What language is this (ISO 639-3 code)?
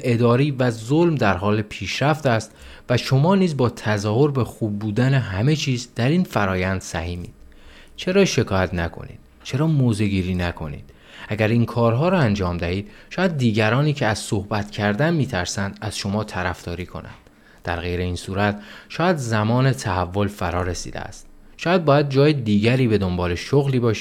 fas